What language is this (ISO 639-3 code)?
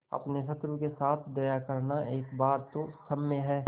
hin